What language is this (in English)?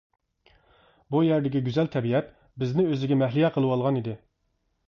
Uyghur